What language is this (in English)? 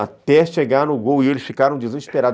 Portuguese